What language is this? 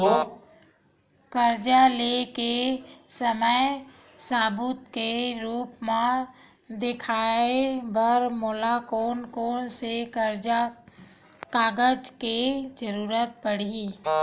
Chhattisgarhi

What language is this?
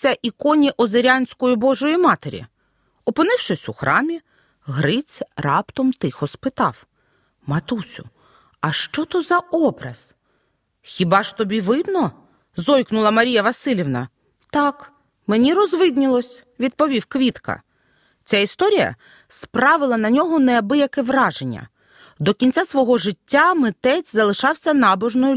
Ukrainian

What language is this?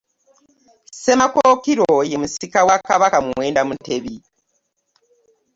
Ganda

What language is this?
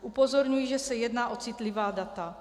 Czech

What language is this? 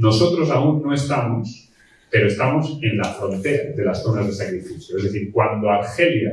Spanish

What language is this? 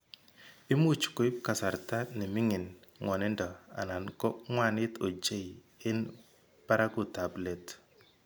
Kalenjin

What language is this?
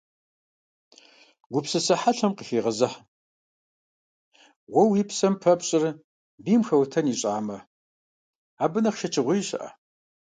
Kabardian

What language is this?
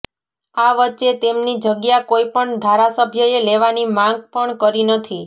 Gujarati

